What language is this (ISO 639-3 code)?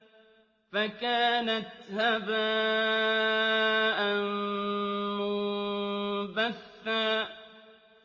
ara